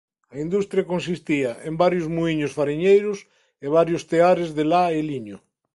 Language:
Galician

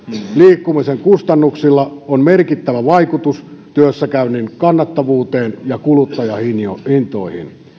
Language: Finnish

